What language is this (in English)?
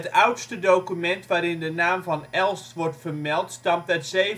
Dutch